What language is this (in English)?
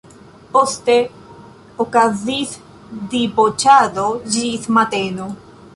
Esperanto